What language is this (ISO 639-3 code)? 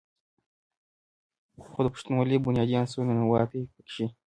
pus